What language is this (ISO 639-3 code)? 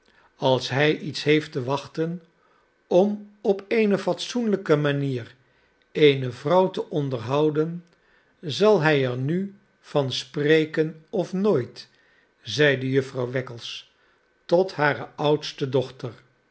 nld